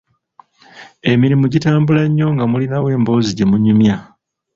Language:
Ganda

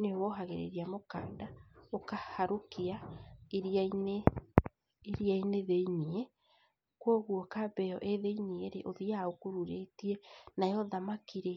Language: Kikuyu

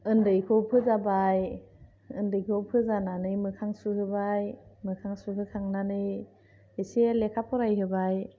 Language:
Bodo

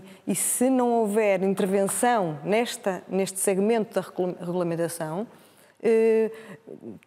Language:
Portuguese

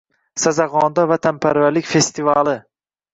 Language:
Uzbek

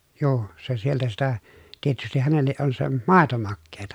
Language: Finnish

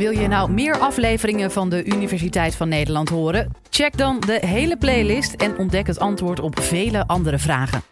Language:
Dutch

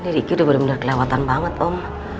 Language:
Indonesian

